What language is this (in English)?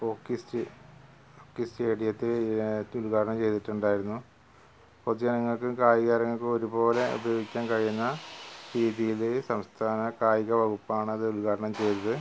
Malayalam